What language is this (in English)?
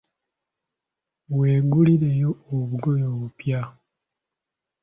Ganda